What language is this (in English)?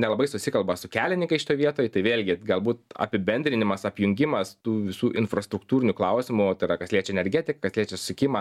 Lithuanian